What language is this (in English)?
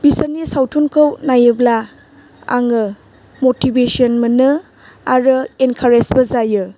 Bodo